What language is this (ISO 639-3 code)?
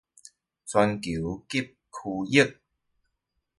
zho